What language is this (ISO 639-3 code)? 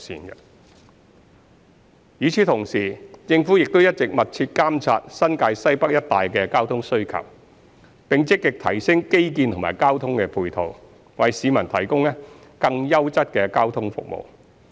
yue